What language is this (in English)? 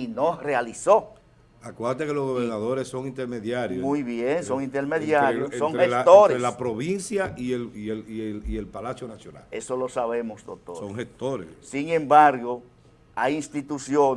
Spanish